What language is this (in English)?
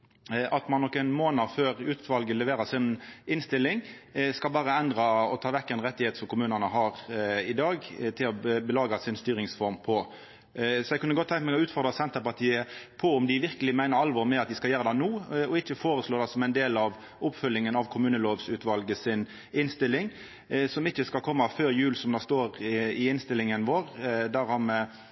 Norwegian Nynorsk